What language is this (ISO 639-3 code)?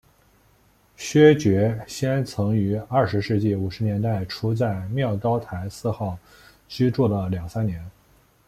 zho